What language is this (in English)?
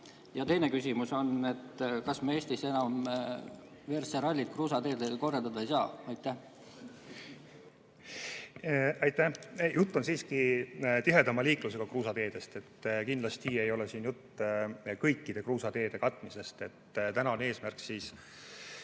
Estonian